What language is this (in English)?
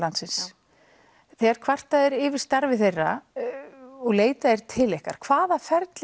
Icelandic